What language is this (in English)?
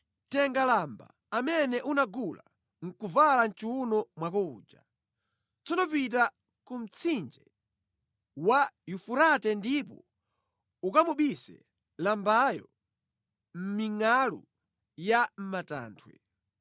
Nyanja